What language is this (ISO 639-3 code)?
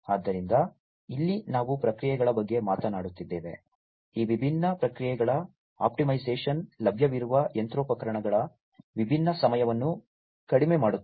kan